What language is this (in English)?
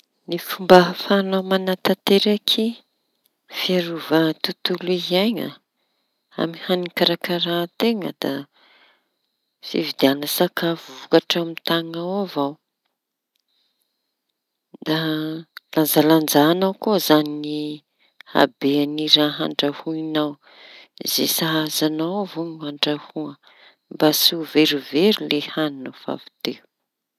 Tanosy Malagasy